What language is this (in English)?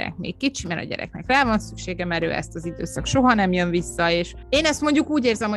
Hungarian